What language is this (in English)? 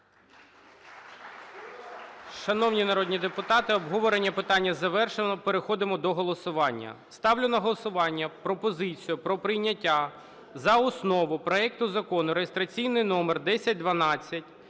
Ukrainian